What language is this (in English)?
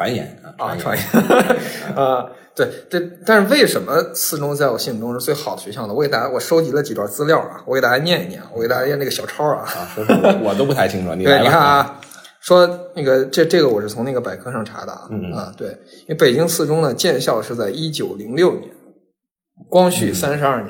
Chinese